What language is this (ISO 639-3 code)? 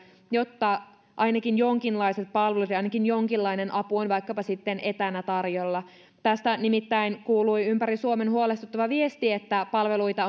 fin